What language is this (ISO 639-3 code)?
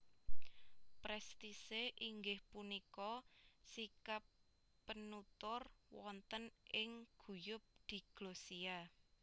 jav